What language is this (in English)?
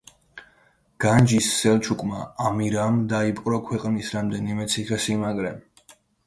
Georgian